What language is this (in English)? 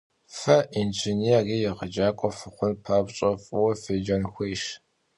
Kabardian